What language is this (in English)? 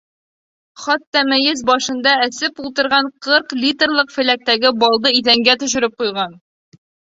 Bashkir